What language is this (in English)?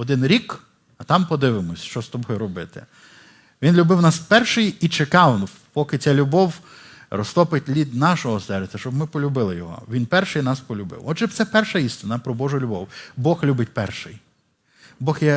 Ukrainian